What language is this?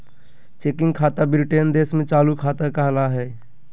Magahi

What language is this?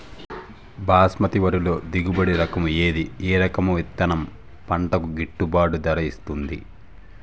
Telugu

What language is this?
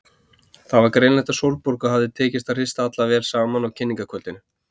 Icelandic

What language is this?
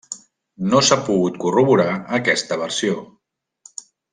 Catalan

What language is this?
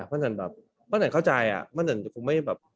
Thai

